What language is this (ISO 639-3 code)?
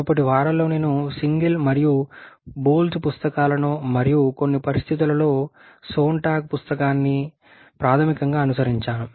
tel